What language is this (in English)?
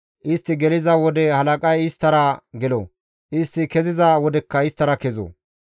Gamo